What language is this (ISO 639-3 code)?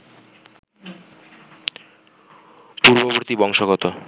ben